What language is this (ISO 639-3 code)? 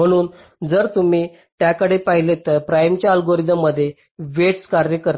mar